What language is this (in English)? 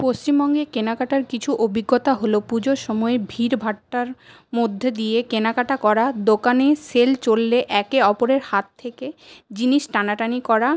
Bangla